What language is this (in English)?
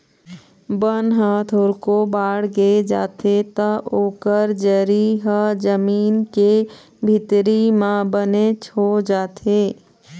Chhattisgarhi